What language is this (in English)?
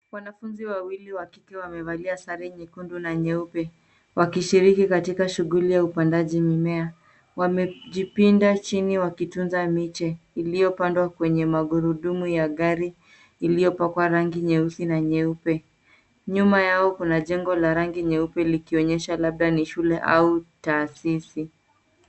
Swahili